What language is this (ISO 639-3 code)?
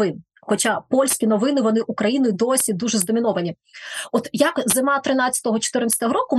ukr